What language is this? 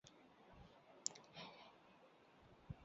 Chinese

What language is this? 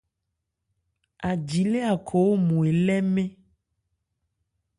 Ebrié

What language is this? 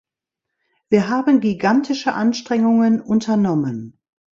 German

